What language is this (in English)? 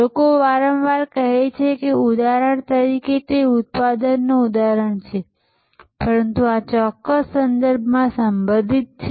Gujarati